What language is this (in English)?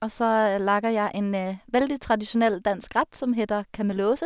Norwegian